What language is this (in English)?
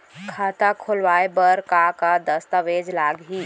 Chhattisgarhi